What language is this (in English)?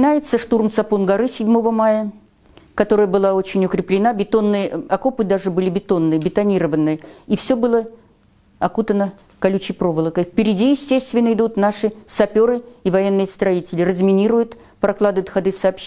Russian